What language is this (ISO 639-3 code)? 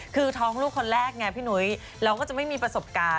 tha